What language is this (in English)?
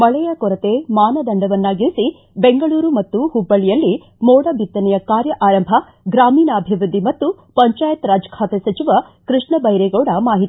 Kannada